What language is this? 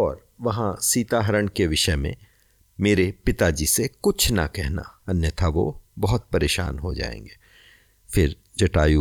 Hindi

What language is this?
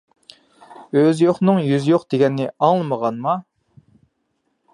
Uyghur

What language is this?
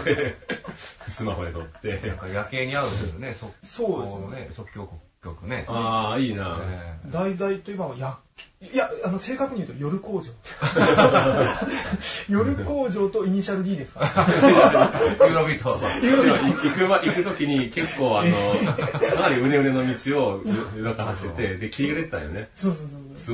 Japanese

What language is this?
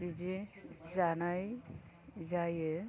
Bodo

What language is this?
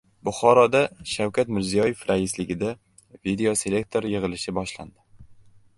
Uzbek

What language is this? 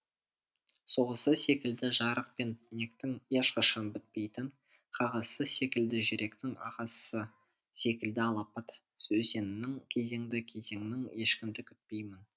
Kazakh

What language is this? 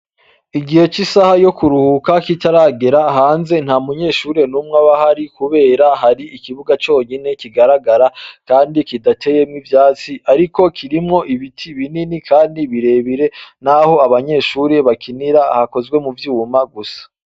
Rundi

